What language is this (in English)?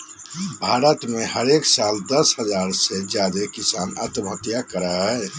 Magahi